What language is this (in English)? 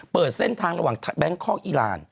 Thai